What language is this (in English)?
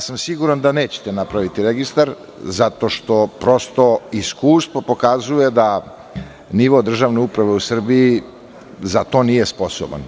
Serbian